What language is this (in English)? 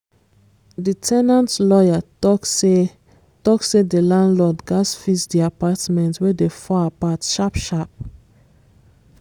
Nigerian Pidgin